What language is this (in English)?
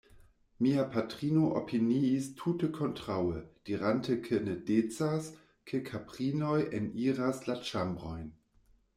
Esperanto